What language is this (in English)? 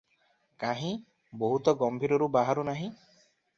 Odia